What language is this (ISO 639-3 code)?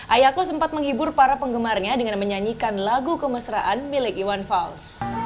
ind